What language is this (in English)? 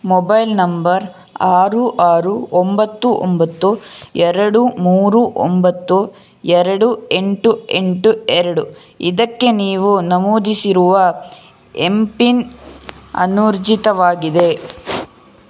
Kannada